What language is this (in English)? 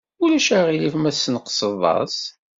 Kabyle